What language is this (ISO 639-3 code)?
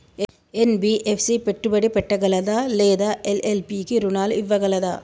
tel